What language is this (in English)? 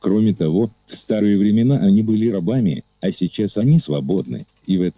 Russian